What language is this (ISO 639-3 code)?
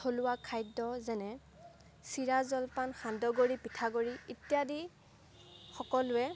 asm